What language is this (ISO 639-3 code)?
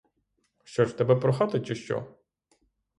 ukr